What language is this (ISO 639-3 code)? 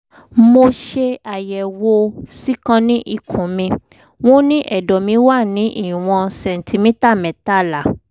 yor